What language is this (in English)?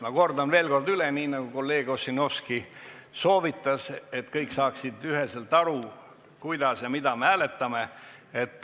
Estonian